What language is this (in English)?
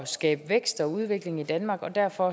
Danish